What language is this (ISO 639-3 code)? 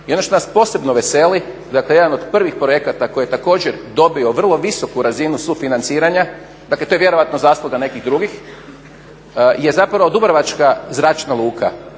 hrv